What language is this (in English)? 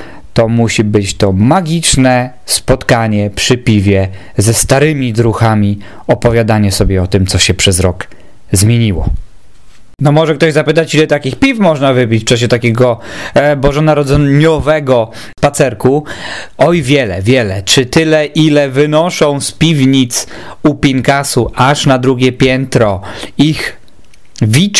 Polish